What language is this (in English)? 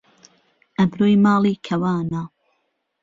Central Kurdish